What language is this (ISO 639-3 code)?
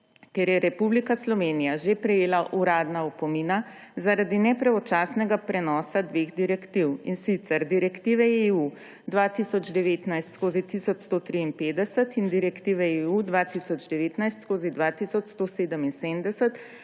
slv